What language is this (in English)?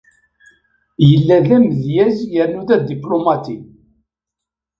Kabyle